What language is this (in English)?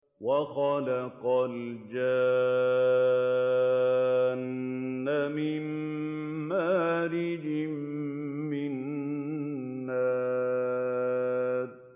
Arabic